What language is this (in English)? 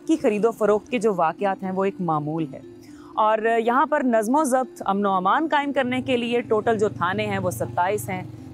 Hindi